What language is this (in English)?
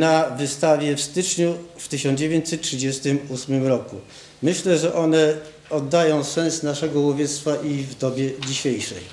Polish